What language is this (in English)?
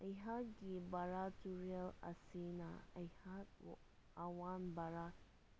Manipuri